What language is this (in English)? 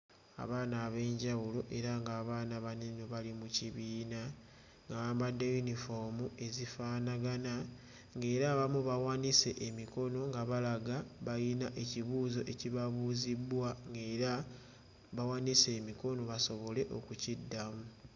Ganda